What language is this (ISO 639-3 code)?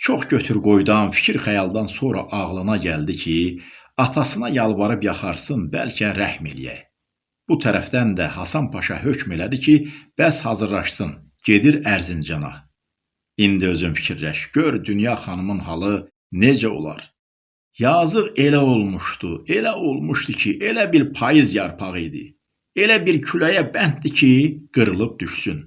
tur